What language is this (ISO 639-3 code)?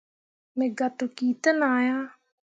mua